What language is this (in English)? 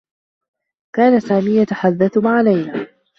Arabic